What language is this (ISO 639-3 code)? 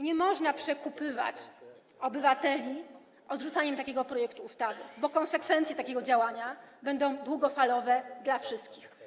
pol